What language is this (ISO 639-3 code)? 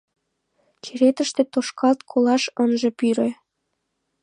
chm